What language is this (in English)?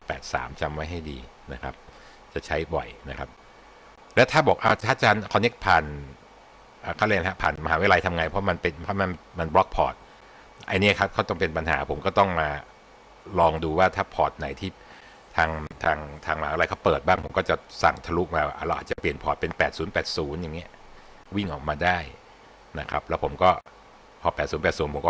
Thai